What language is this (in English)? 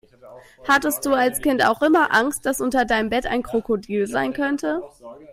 German